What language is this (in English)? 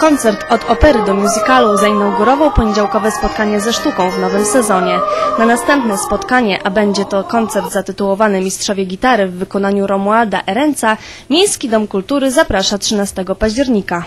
Polish